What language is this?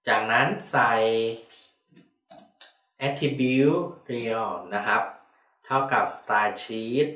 Thai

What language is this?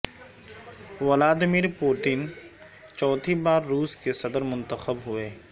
Urdu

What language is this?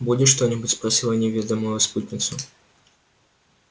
Russian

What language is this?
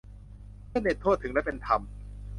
Thai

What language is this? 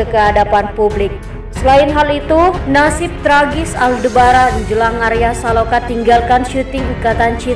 Indonesian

